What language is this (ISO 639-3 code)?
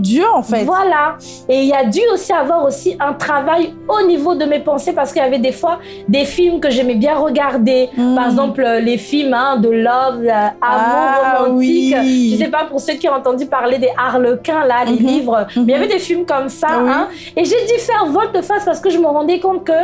fra